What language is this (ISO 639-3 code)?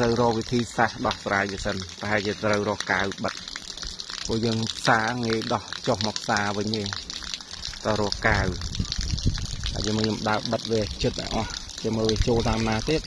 vie